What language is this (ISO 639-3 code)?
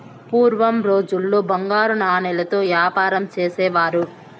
tel